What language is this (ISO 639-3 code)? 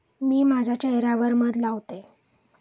mar